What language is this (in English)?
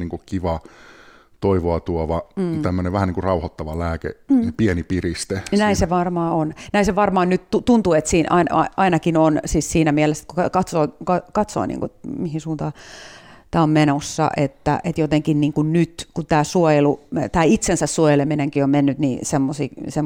Finnish